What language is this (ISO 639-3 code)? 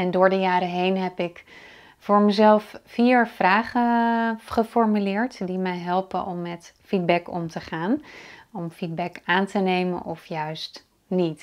nld